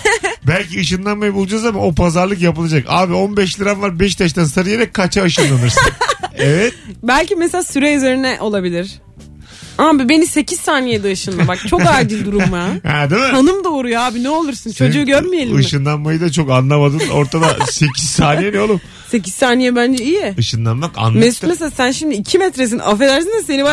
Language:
Turkish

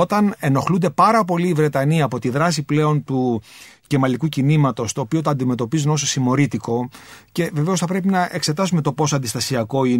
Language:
Greek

